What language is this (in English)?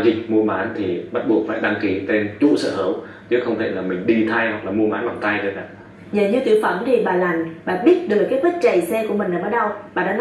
Vietnamese